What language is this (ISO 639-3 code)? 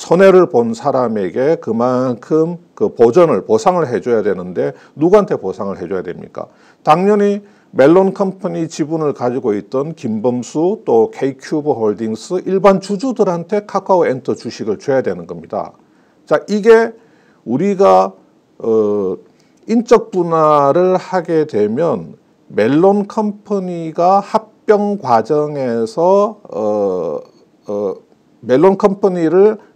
kor